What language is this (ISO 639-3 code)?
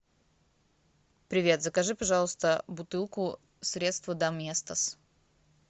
rus